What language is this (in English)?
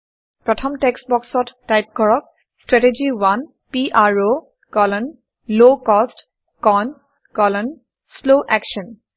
Assamese